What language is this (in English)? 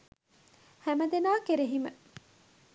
Sinhala